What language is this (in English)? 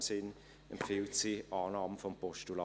Swiss German